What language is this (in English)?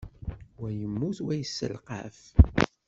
Kabyle